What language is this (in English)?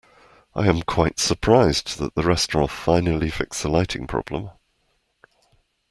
English